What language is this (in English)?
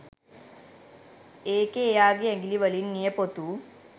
Sinhala